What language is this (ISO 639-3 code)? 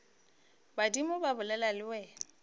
nso